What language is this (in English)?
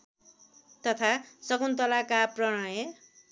Nepali